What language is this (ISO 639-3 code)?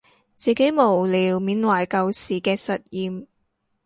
yue